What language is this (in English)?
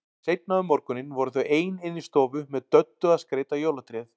Icelandic